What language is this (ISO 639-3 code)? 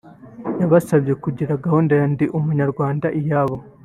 kin